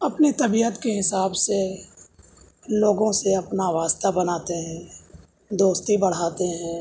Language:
Urdu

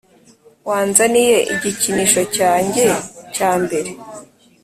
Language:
Kinyarwanda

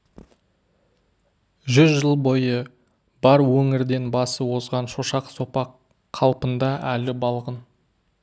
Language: Kazakh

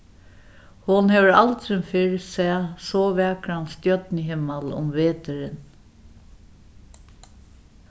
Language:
Faroese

